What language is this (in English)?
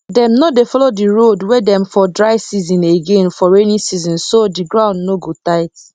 Nigerian Pidgin